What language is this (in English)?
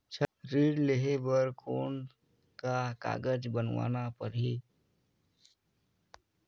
Chhattisgarhi